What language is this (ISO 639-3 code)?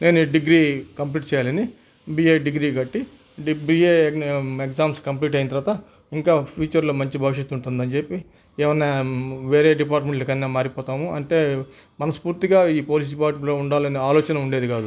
tel